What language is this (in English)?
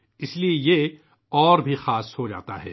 Urdu